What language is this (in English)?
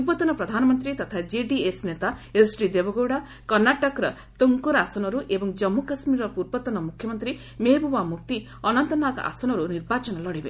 Odia